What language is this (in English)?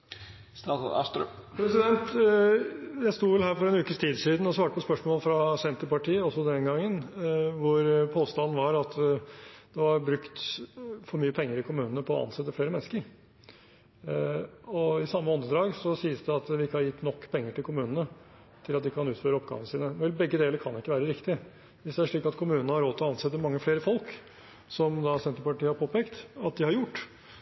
Norwegian Bokmål